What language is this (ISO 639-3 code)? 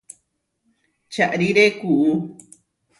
var